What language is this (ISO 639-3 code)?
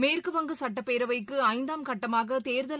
tam